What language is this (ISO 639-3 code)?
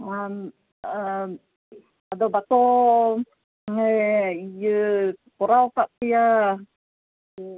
sat